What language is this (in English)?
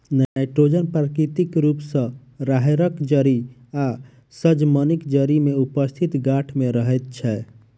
Maithili